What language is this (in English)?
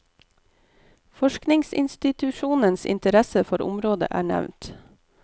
Norwegian